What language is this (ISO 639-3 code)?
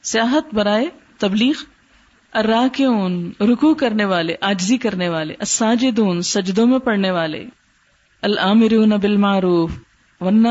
urd